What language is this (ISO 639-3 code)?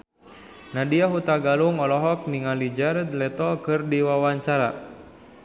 sun